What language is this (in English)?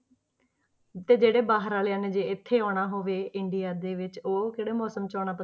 Punjabi